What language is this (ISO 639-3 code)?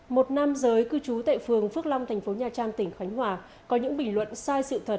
vie